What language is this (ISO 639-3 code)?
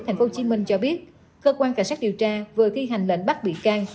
vie